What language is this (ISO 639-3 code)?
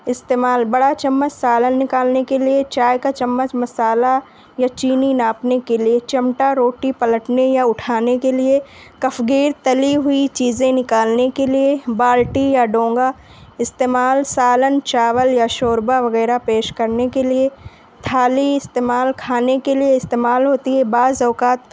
urd